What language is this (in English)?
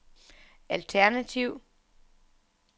Danish